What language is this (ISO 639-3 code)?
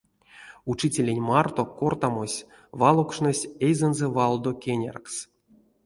myv